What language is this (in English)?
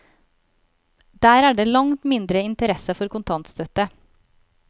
Norwegian